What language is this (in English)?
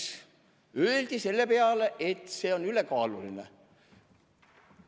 Estonian